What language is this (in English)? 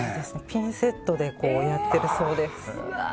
Japanese